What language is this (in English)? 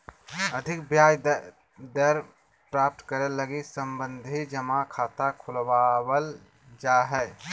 Magahi